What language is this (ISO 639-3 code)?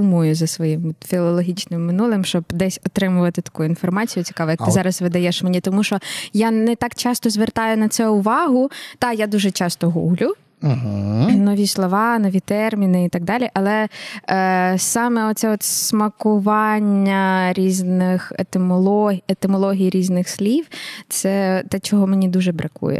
ukr